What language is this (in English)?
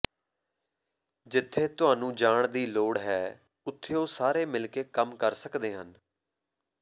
Punjabi